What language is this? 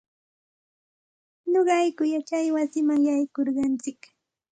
Santa Ana de Tusi Pasco Quechua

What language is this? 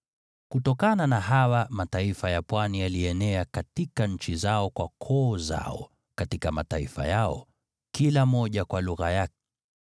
Swahili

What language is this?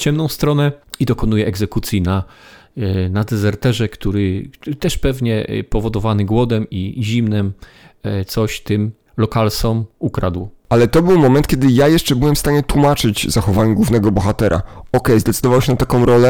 Polish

